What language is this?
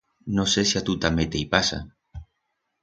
Aragonese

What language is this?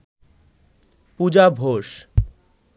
Bangla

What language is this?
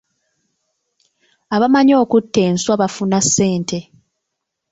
Ganda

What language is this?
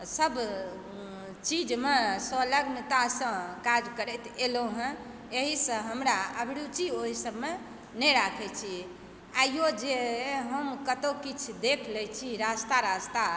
Maithili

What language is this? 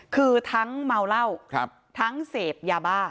Thai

